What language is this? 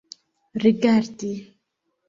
Esperanto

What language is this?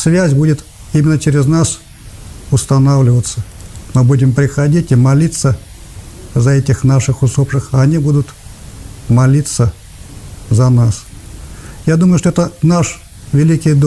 Russian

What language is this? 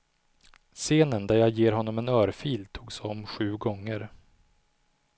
Swedish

